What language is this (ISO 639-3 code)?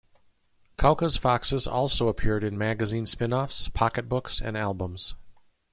eng